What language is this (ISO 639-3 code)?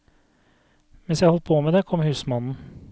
nor